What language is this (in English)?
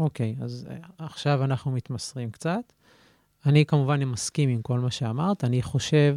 Hebrew